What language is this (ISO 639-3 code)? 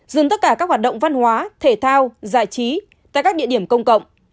vie